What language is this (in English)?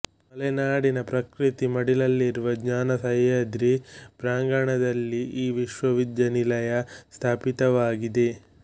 Kannada